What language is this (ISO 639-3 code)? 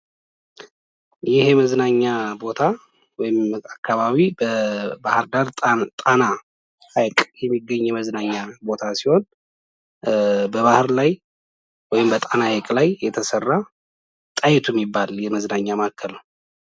amh